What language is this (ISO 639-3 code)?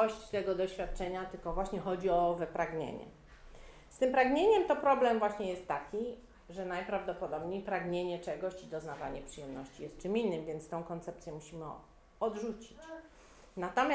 pol